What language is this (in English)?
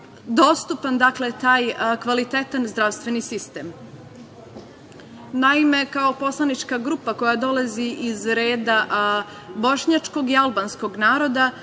Serbian